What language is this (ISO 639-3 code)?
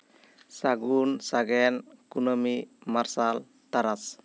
sat